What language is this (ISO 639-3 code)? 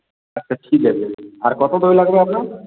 ben